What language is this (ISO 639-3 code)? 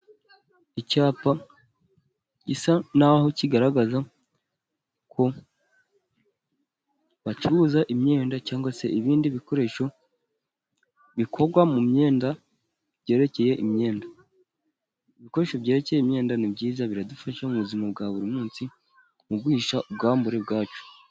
kin